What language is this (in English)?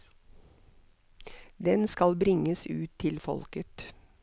Norwegian